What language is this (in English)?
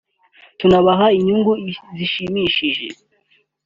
Kinyarwanda